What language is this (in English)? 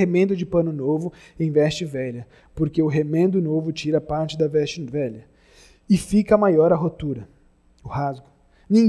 Portuguese